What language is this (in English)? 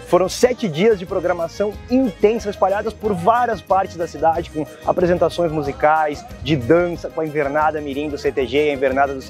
Portuguese